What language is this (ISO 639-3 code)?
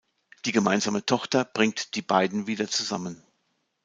deu